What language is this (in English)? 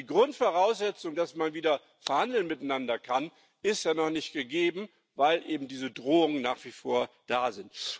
German